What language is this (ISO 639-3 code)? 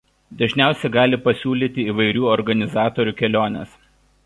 lit